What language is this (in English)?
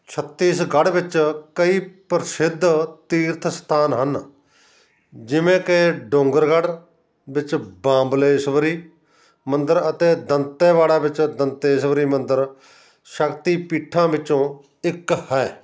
Punjabi